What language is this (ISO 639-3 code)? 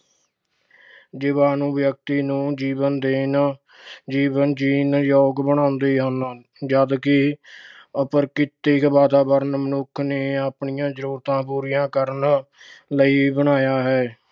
pan